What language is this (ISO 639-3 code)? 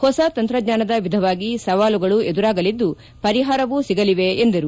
kan